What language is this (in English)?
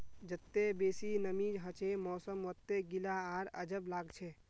Magahi